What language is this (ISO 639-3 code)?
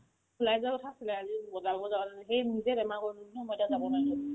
asm